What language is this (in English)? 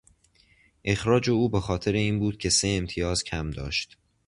Persian